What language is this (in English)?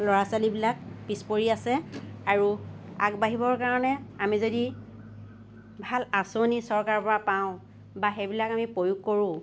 Assamese